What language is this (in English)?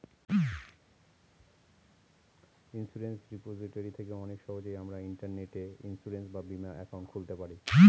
Bangla